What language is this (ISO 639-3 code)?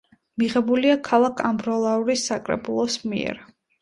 kat